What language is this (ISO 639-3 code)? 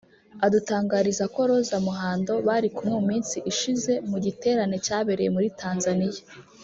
kin